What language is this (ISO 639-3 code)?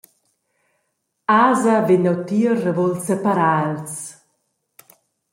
roh